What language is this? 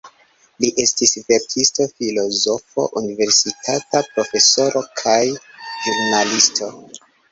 Esperanto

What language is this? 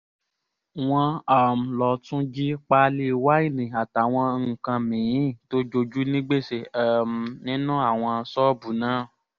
Yoruba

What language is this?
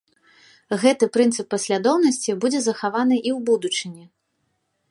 Belarusian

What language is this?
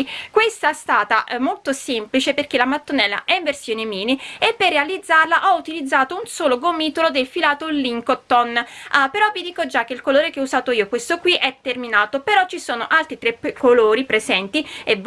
Italian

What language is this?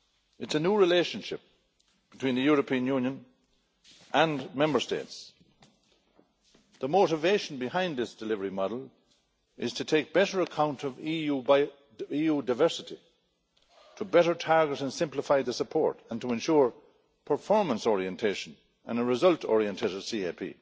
English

